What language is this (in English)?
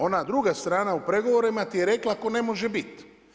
Croatian